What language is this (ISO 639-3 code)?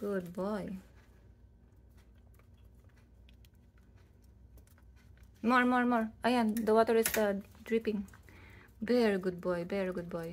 eng